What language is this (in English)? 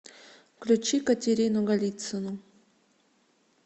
Russian